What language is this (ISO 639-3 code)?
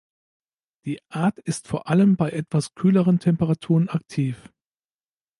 deu